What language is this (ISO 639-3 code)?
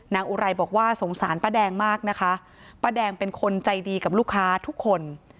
tha